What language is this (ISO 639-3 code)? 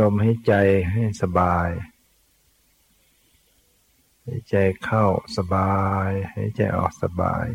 tha